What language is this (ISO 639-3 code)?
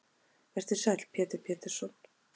isl